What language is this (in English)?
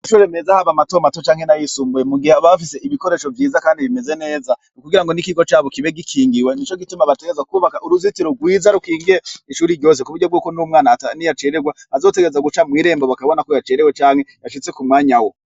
Rundi